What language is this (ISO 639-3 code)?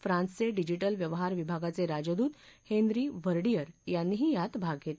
mar